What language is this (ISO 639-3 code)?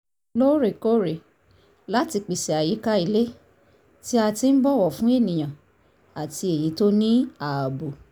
yor